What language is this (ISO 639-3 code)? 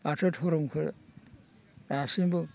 brx